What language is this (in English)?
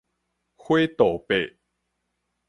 Min Nan Chinese